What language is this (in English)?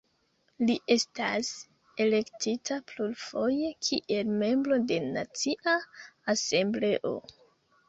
Esperanto